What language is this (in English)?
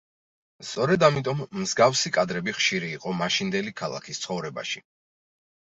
Georgian